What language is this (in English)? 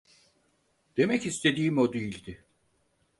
Turkish